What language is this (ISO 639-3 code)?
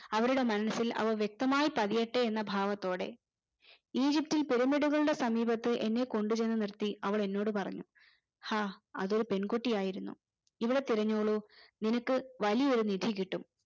mal